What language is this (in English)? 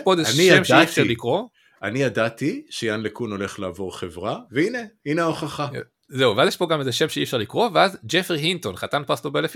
Hebrew